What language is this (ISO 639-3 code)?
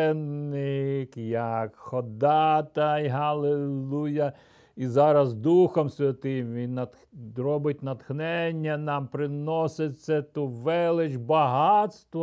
ukr